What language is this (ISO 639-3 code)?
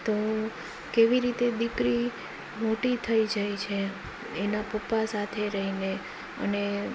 guj